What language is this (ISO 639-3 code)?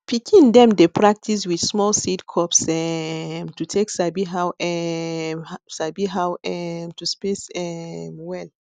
pcm